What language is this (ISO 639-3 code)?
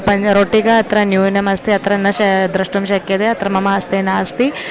san